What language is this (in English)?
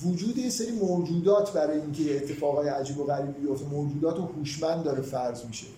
Persian